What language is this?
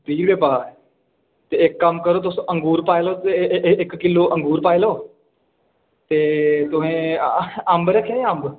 Dogri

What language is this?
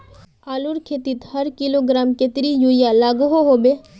Magahi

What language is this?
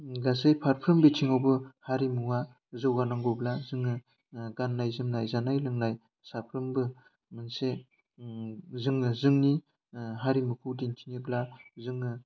Bodo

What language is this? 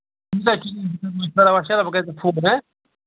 Kashmiri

